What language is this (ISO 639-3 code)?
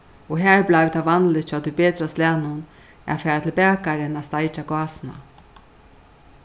fao